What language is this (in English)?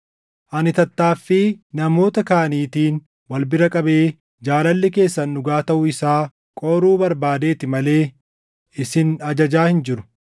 Oromo